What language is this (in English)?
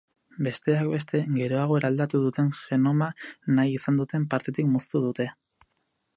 Basque